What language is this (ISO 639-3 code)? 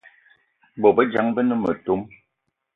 eto